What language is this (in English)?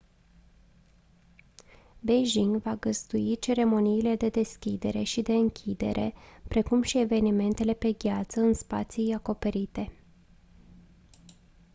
Romanian